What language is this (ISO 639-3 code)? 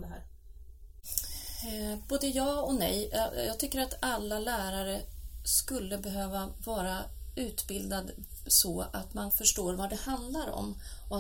swe